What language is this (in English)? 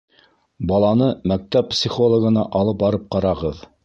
Bashkir